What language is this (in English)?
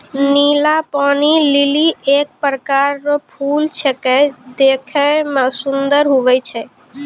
Maithili